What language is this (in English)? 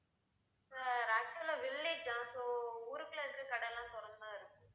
Tamil